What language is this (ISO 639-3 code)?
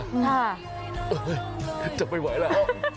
tha